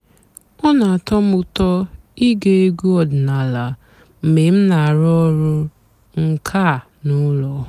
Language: Igbo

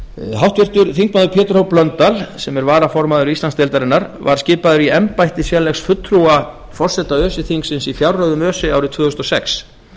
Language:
Icelandic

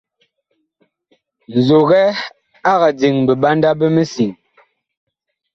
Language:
Bakoko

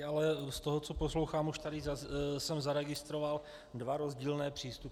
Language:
Czech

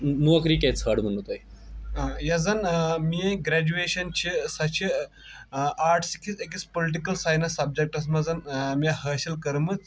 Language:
Kashmiri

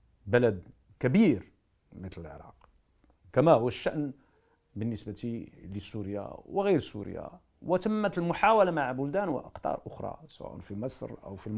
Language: Arabic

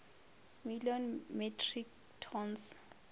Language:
Northern Sotho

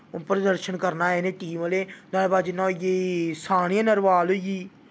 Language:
Dogri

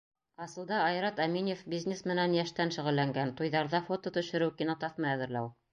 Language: Bashkir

